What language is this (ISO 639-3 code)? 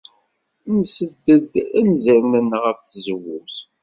kab